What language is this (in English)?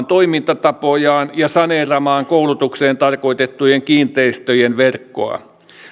Finnish